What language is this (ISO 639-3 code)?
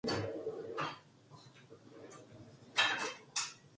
kor